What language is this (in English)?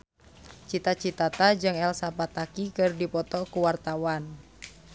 Sundanese